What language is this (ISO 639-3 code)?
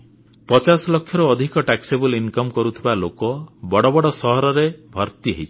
ori